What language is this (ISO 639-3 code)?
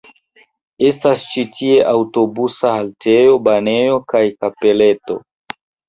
epo